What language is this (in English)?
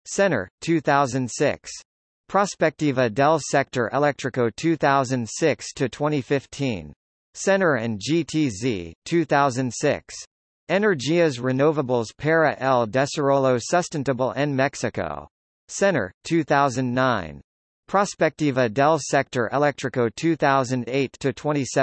English